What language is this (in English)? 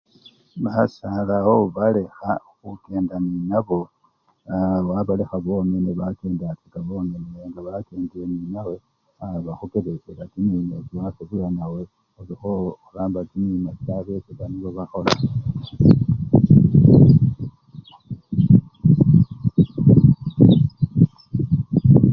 Luyia